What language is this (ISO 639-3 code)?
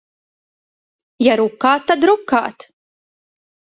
lav